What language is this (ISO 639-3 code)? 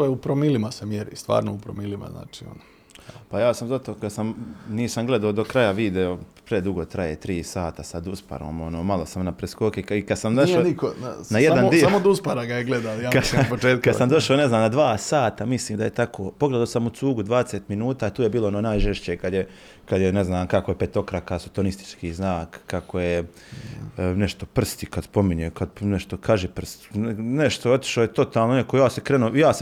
hrv